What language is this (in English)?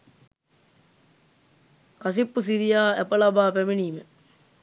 Sinhala